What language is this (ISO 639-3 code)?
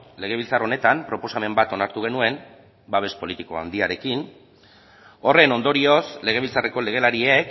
eus